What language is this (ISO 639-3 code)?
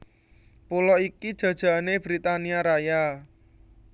jav